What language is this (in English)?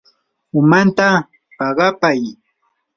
Yanahuanca Pasco Quechua